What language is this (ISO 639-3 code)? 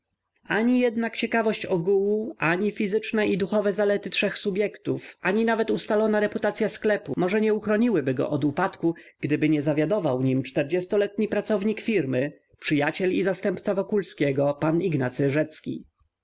pol